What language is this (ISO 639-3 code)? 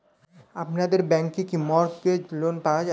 ben